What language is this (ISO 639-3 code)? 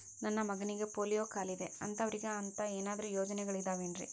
kan